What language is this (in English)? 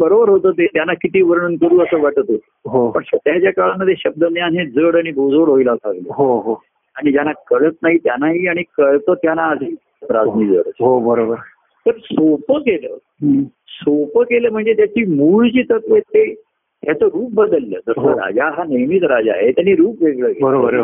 Marathi